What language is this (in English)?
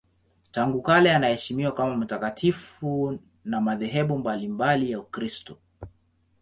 Swahili